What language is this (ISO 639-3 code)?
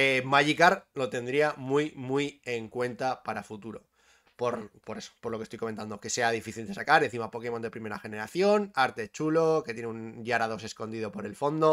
spa